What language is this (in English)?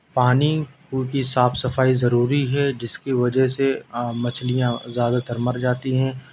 Urdu